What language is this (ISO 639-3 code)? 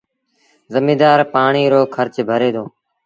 sbn